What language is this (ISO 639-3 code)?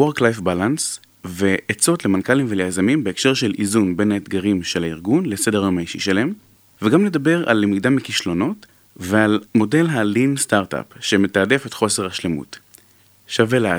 heb